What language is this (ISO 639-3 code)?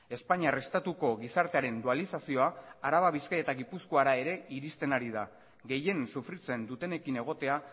eus